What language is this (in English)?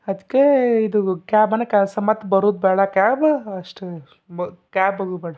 Kannada